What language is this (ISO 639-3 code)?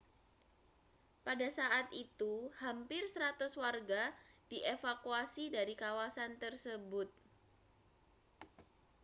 ind